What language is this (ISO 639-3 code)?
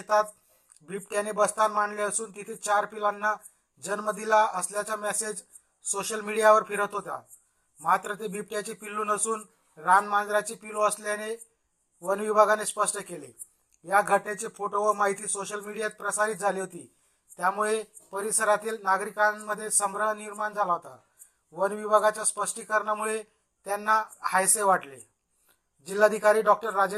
mar